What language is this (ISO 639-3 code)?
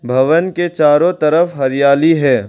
hin